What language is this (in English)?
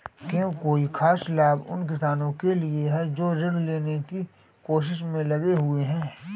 Hindi